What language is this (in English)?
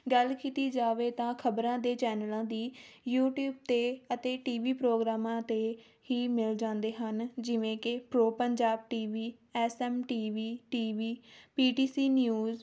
Punjabi